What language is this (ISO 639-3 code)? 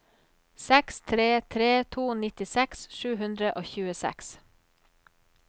nor